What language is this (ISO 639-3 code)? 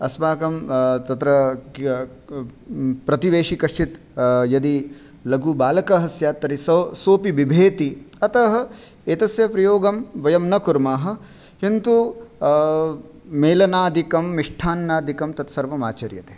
san